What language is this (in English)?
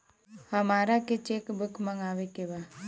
Bhojpuri